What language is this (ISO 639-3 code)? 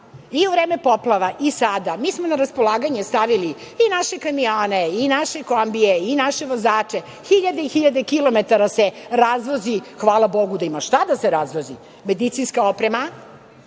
srp